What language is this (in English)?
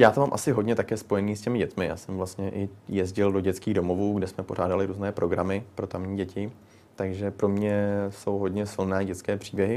Czech